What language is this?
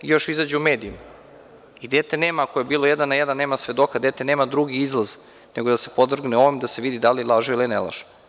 Serbian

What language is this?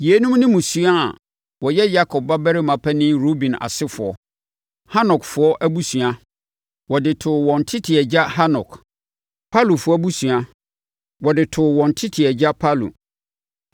Akan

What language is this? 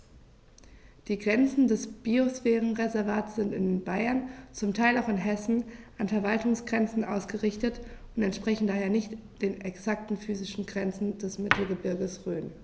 German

